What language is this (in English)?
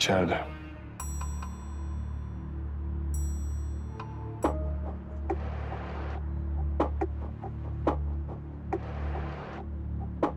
Turkish